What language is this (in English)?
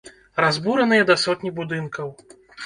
Belarusian